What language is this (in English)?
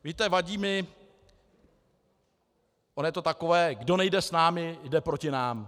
Czech